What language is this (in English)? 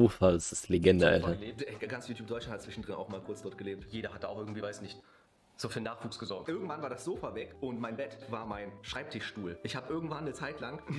German